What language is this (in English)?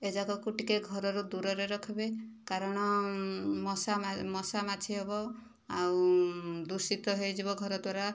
Odia